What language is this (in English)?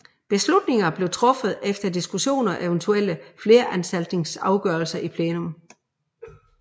Danish